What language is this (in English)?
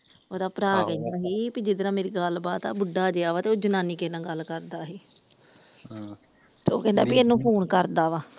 Punjabi